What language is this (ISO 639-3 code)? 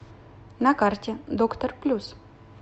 rus